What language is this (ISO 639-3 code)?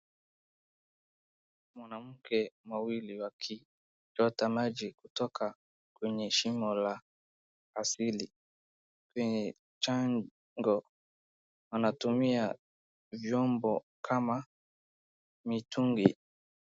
swa